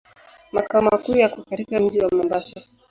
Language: Swahili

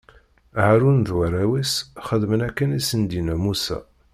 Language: Kabyle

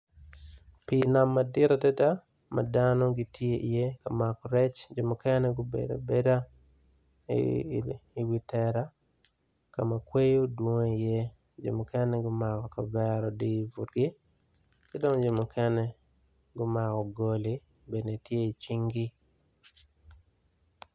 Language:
Acoli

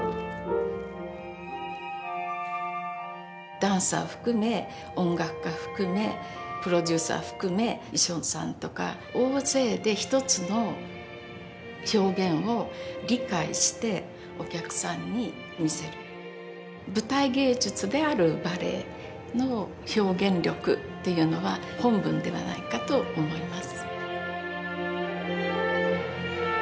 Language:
Japanese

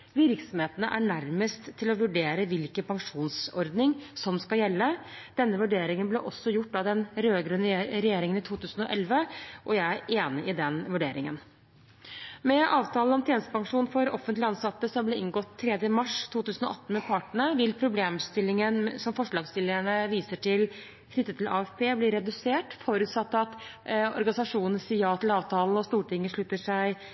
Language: Norwegian Bokmål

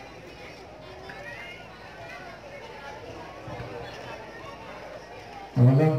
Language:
Indonesian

